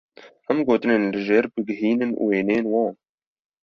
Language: Kurdish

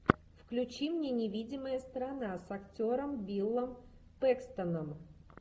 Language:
Russian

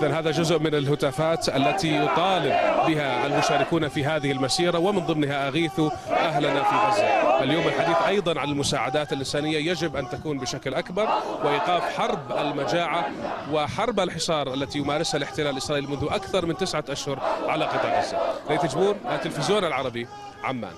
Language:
Arabic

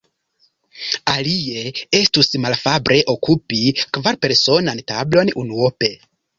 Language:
Esperanto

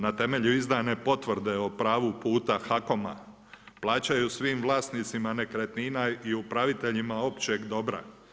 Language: Croatian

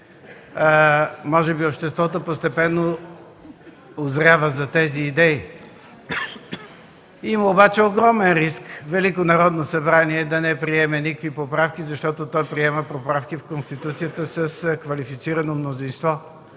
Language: Bulgarian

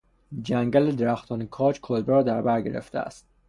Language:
Persian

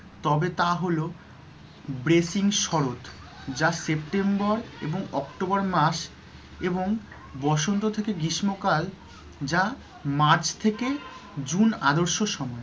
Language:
Bangla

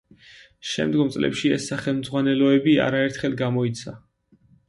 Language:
Georgian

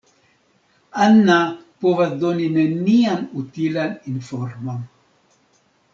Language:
Esperanto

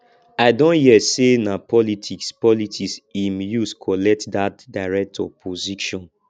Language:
Nigerian Pidgin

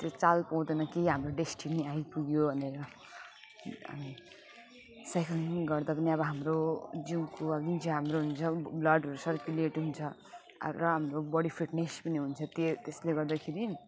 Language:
Nepali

